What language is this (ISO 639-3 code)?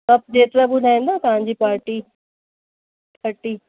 snd